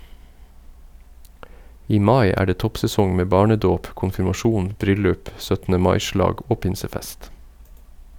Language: Norwegian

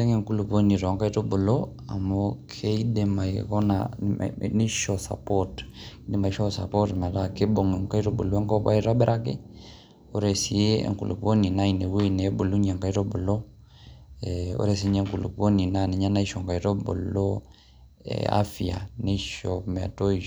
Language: Masai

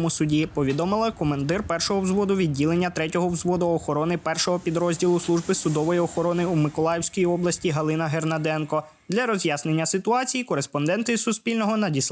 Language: Ukrainian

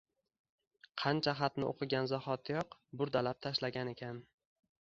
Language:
Uzbek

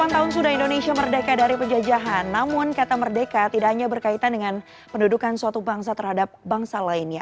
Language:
Indonesian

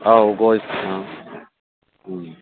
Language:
Bodo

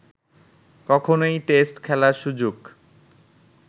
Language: Bangla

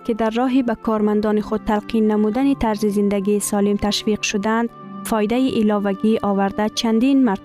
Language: Persian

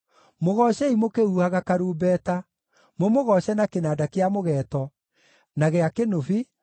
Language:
Kikuyu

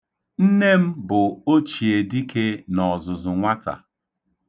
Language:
Igbo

